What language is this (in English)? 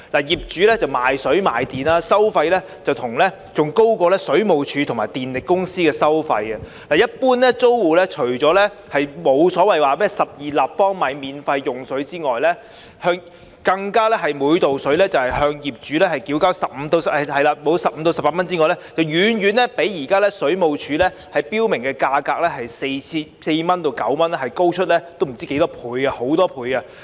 Cantonese